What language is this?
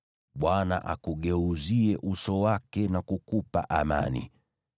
Swahili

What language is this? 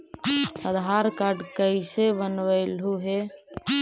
Magahi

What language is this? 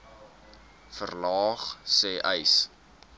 Afrikaans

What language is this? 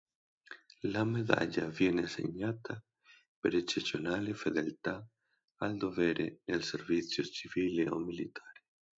Italian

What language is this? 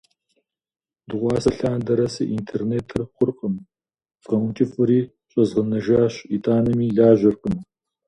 Kabardian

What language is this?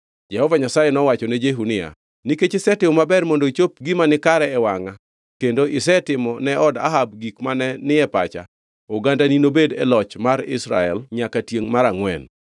Luo (Kenya and Tanzania)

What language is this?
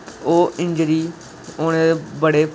Dogri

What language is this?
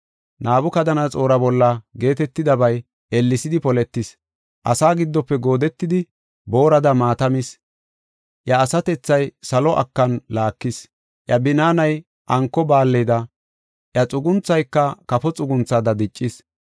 Gofa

